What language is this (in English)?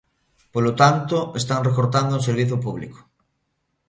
Galician